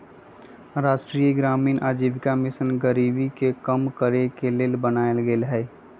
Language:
Magahi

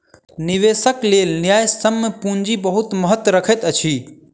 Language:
Maithili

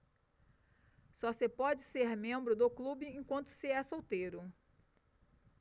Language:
Portuguese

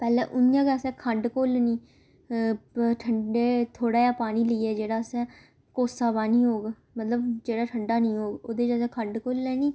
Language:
Dogri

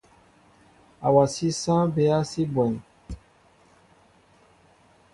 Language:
Mbo (Cameroon)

